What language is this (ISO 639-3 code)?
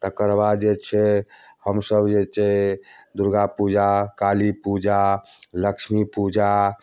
mai